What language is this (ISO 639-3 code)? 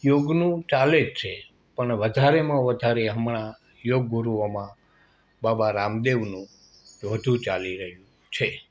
guj